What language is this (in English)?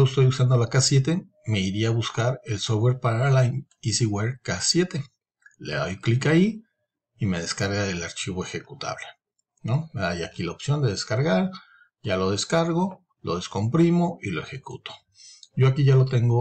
Spanish